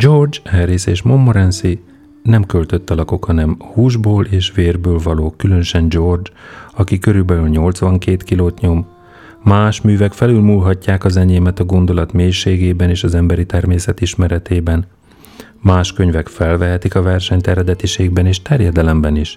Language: Hungarian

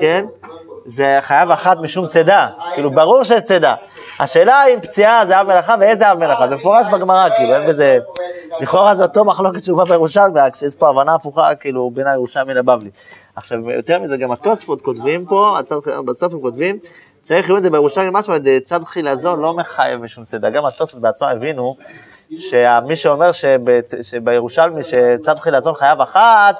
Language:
Hebrew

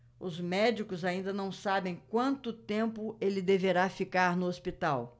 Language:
Portuguese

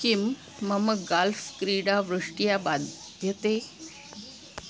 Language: Sanskrit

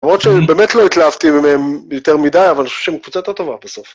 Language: Hebrew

